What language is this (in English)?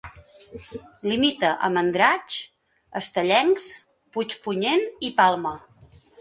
Catalan